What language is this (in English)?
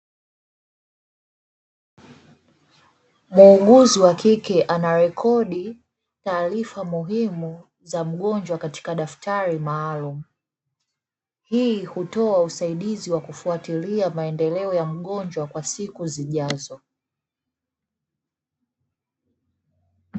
Swahili